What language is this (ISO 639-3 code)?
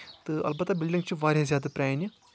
kas